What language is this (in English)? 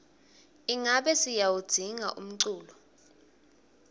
Swati